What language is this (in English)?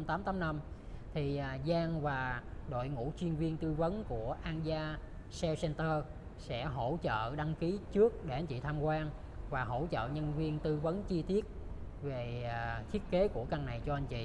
Vietnamese